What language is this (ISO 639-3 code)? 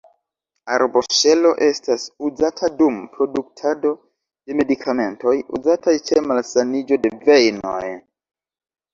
epo